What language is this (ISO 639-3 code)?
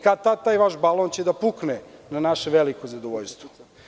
srp